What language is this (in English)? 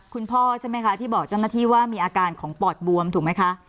Thai